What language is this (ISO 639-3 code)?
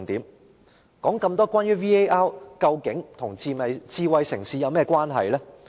yue